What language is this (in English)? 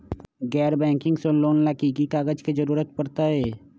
Magahi